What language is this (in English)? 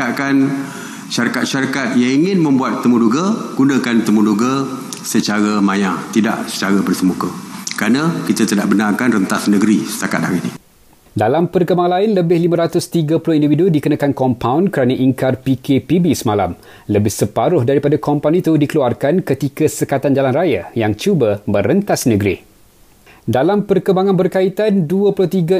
Malay